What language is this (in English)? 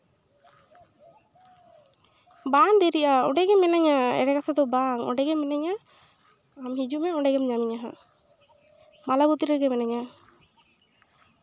Santali